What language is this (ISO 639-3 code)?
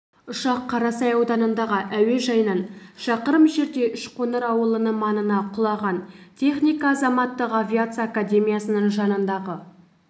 kaz